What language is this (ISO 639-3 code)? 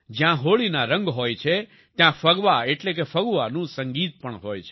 guj